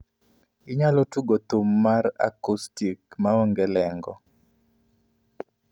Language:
Luo (Kenya and Tanzania)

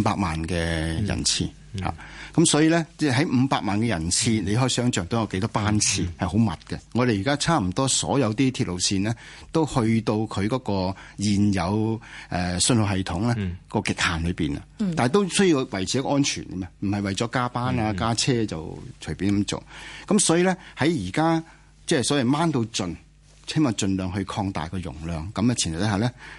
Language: Chinese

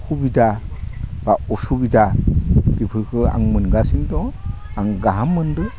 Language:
Bodo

